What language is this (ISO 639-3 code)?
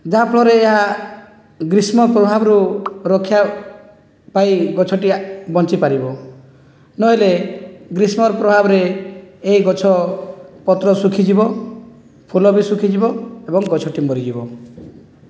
ori